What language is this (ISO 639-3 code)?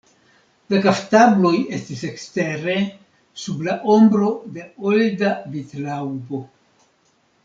epo